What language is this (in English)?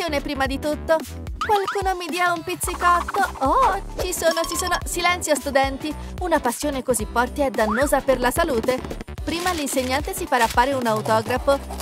Italian